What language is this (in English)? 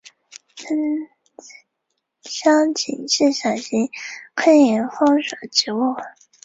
Chinese